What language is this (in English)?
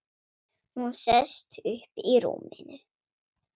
Icelandic